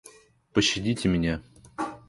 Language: Russian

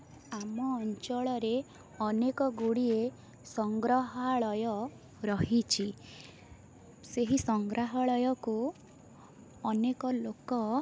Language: Odia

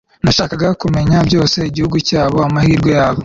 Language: Kinyarwanda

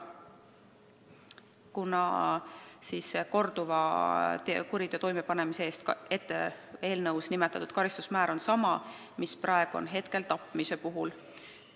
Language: Estonian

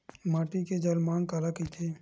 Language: Chhattisgarhi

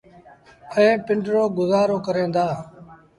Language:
Sindhi Bhil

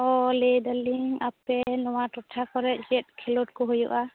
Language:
Santali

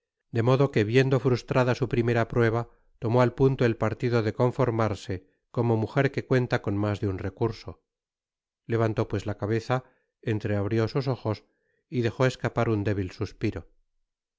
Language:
Spanish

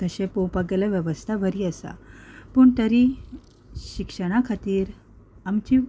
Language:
Konkani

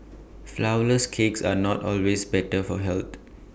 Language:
English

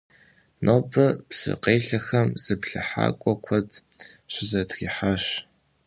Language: Kabardian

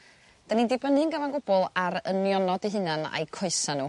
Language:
Welsh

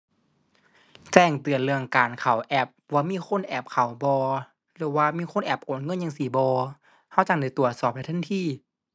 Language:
Thai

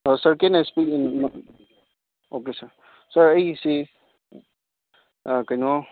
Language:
Manipuri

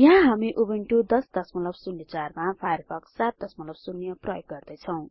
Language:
Nepali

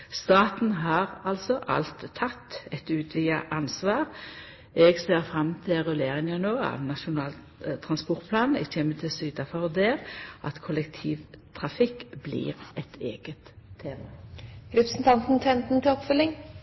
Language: Norwegian Nynorsk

